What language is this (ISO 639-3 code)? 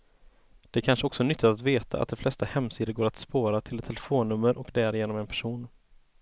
swe